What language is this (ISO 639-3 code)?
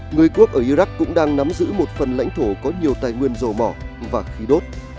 vie